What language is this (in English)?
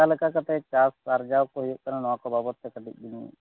Santali